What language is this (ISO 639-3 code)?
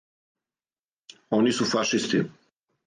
srp